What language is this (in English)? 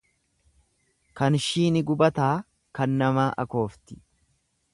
Oromo